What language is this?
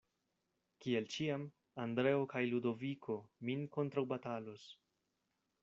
Esperanto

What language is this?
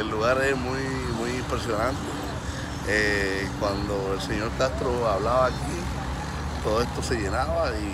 Spanish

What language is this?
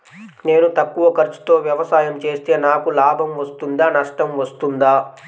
Telugu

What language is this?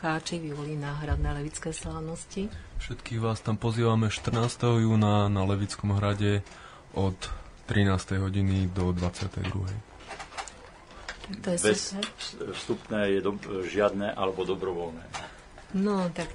Slovak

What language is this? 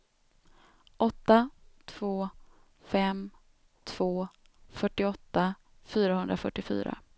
Swedish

